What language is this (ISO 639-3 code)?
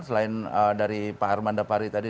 ind